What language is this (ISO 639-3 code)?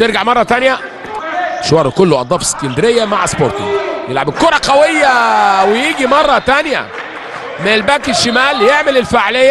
ara